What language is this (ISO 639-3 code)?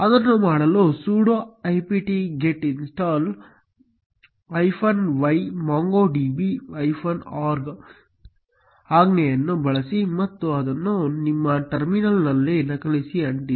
kan